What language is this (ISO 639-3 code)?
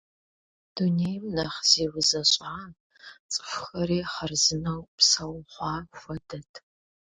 kbd